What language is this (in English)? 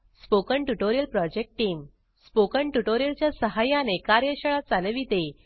Marathi